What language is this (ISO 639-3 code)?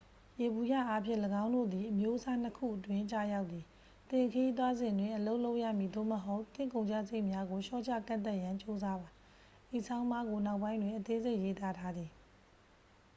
mya